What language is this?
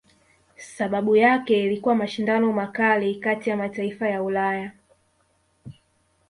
Swahili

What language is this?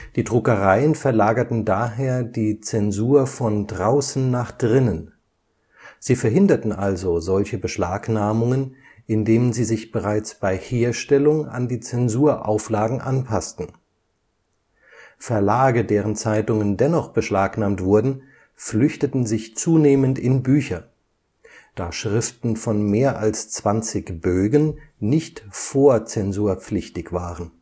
German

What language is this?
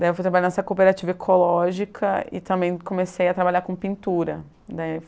Portuguese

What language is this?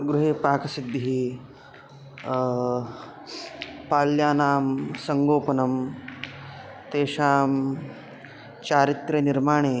Sanskrit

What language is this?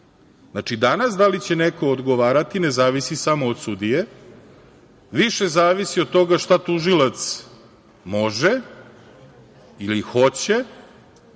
Serbian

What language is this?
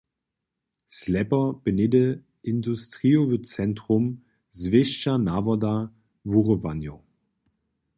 Upper Sorbian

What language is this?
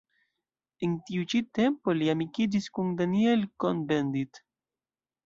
Esperanto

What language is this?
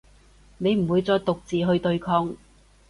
Cantonese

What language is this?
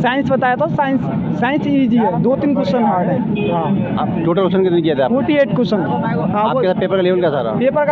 Hindi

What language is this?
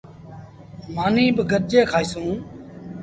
Sindhi Bhil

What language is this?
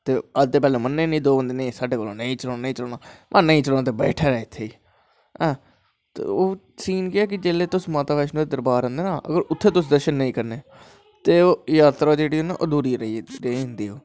Dogri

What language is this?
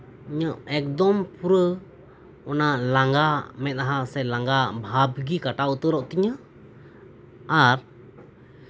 Santali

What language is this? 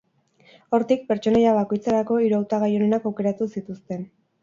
Basque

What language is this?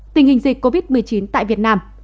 Vietnamese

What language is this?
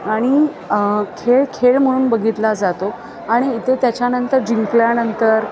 Marathi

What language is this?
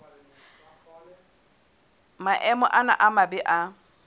Southern Sotho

